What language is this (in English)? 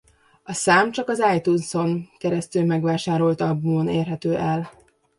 Hungarian